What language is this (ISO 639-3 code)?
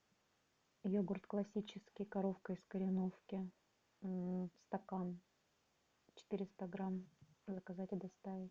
rus